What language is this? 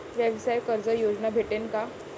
Marathi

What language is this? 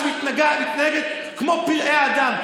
Hebrew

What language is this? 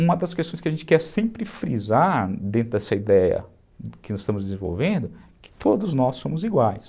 Portuguese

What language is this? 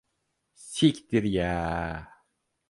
Turkish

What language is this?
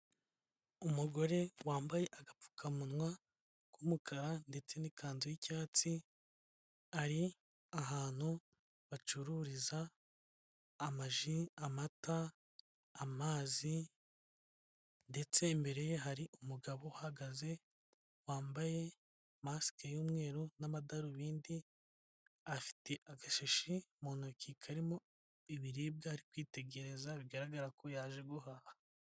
Kinyarwanda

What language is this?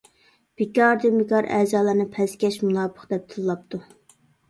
Uyghur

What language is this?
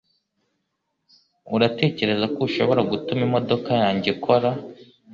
Kinyarwanda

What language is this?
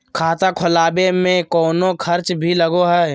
Magahi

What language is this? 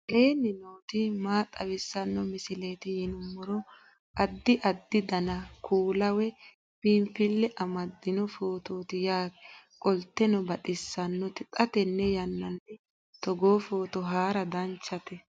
Sidamo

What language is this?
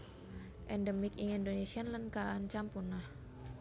Javanese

